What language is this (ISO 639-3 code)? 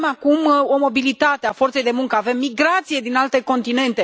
ron